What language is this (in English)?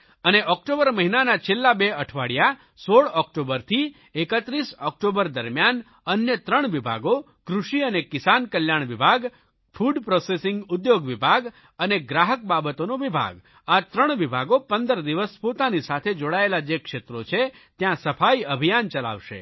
Gujarati